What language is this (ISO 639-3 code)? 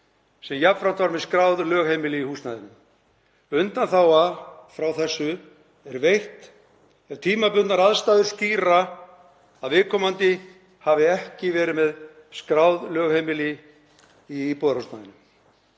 isl